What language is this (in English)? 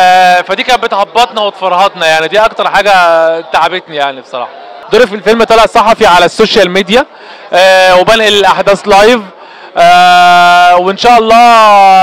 Arabic